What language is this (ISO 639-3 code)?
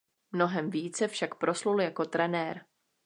ces